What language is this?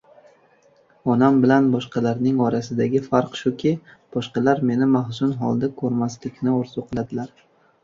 Uzbek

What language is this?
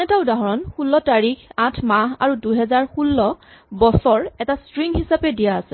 Assamese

